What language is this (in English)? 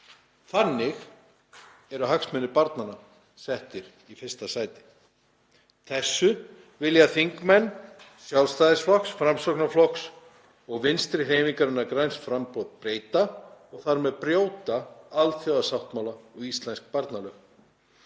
Icelandic